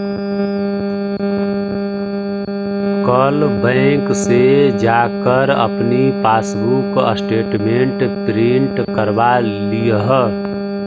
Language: Magahi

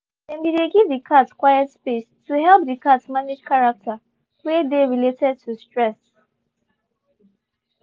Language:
Nigerian Pidgin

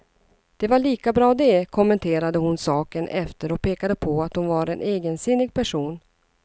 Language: Swedish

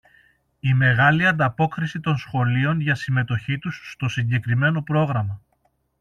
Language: Greek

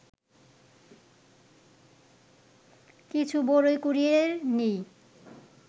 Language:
Bangla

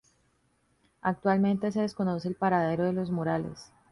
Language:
Spanish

